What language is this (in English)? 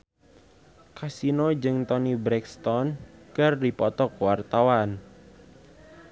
Sundanese